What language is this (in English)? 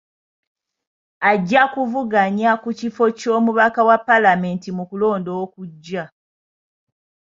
Ganda